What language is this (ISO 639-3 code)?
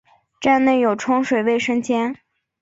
zho